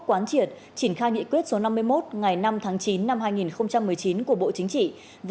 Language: Vietnamese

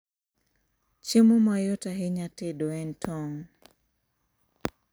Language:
Luo (Kenya and Tanzania)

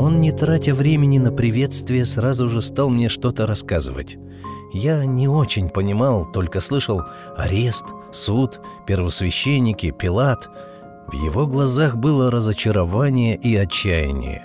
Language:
Russian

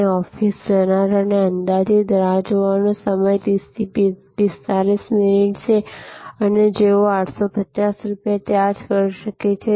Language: Gujarati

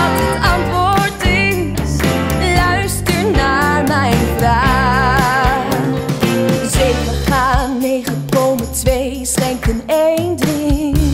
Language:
Dutch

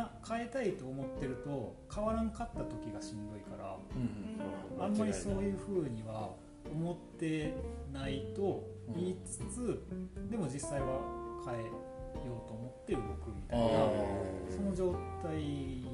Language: Japanese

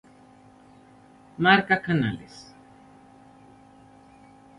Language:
Galician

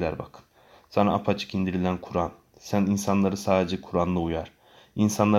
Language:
Turkish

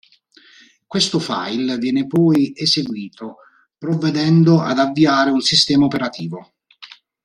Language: Italian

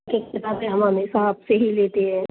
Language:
Hindi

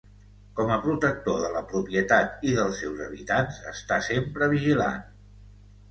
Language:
Catalan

